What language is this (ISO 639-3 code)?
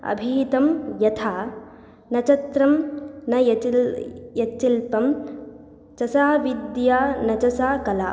san